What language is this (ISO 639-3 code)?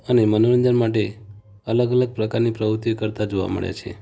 guj